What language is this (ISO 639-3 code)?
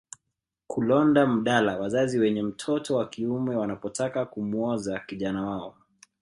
swa